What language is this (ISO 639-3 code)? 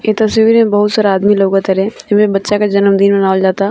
bho